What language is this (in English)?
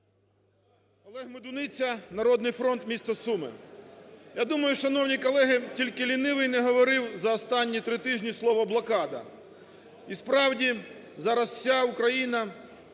Ukrainian